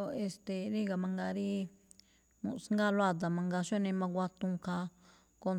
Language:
Malinaltepec Me'phaa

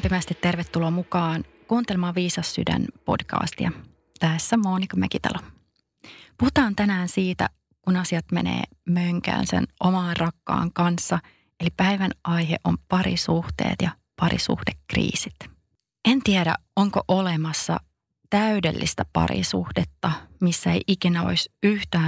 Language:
Finnish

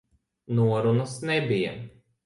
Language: Latvian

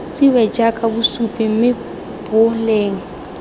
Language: Tswana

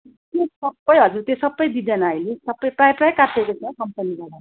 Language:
Nepali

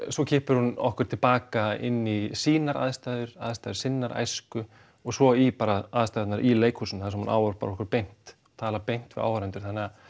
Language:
Icelandic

